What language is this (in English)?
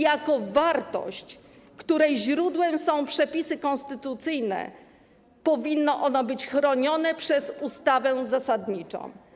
Polish